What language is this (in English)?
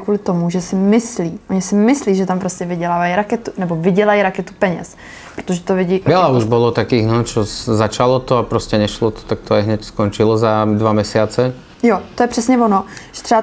Czech